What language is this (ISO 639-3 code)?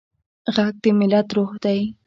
pus